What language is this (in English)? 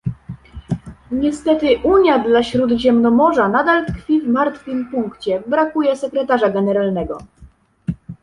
Polish